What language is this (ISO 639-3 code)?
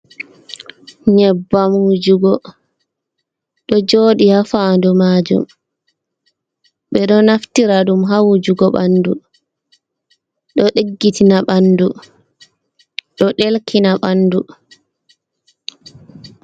ful